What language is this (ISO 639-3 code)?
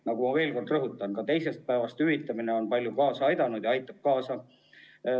est